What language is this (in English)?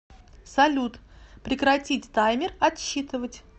Russian